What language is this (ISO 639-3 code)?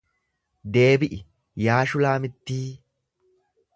orm